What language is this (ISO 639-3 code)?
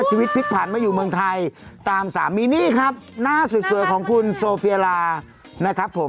tha